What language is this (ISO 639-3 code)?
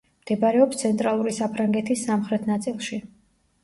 kat